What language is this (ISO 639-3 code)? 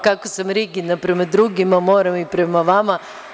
srp